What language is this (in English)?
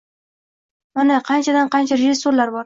Uzbek